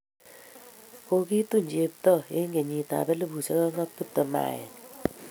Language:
Kalenjin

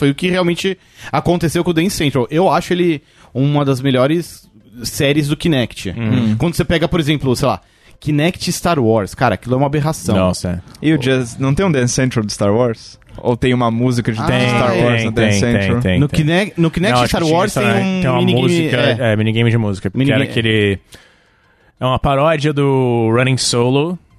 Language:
Portuguese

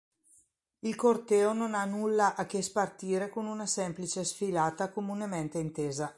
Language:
Italian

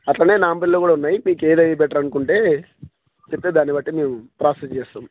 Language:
Telugu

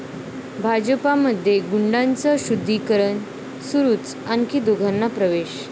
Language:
Marathi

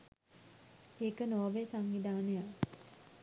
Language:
Sinhala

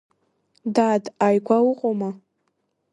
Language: Abkhazian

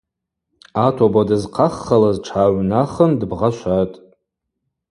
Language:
Abaza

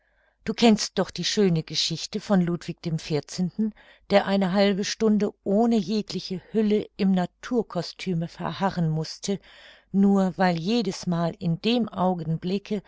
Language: German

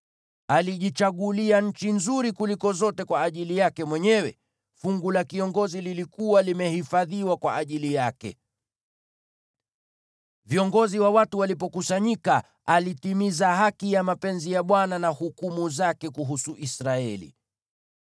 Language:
Swahili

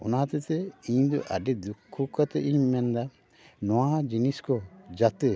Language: Santali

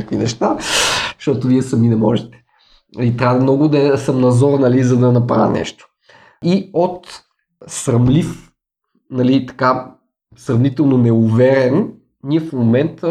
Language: Bulgarian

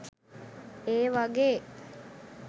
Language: Sinhala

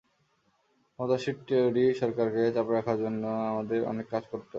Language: Bangla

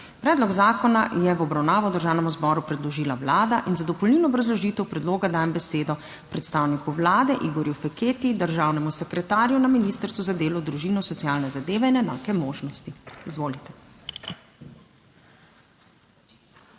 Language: Slovenian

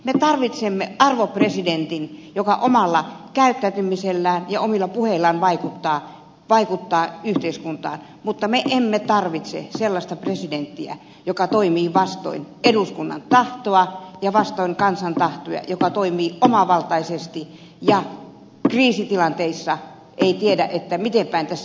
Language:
Finnish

